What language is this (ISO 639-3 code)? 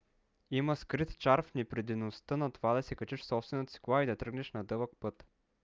bul